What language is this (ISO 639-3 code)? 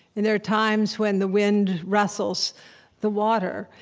eng